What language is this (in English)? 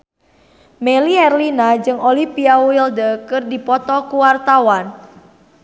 Sundanese